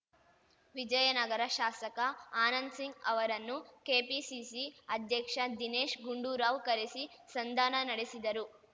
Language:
Kannada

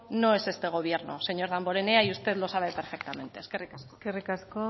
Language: Spanish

